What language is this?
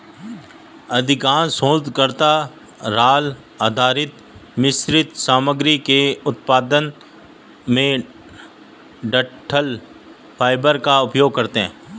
Hindi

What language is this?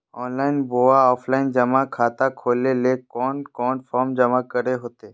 Magahi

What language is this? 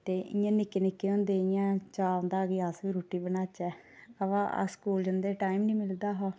Dogri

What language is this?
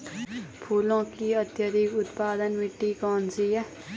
Hindi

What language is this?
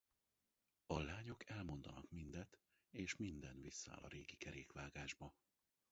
Hungarian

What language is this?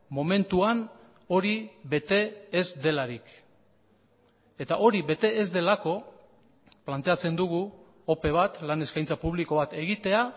Basque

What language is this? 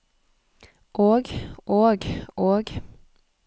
Norwegian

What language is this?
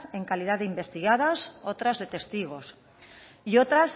Spanish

